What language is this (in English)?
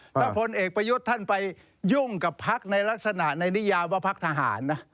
Thai